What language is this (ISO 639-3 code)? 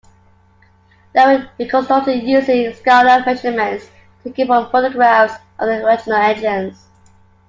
eng